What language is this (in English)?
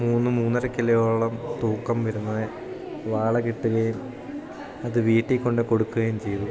Malayalam